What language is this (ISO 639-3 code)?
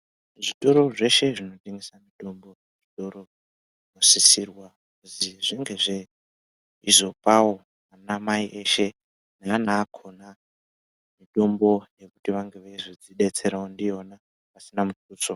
ndc